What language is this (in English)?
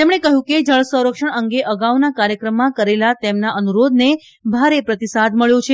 Gujarati